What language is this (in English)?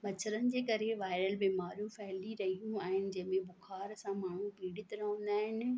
Sindhi